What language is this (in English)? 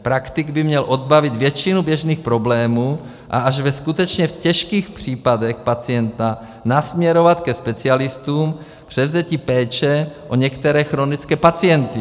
Czech